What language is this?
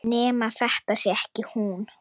Icelandic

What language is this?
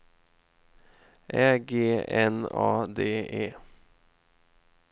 Swedish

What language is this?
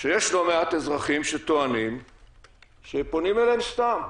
Hebrew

